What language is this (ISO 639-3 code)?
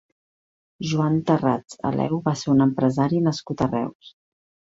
cat